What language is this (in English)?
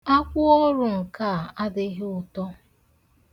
Igbo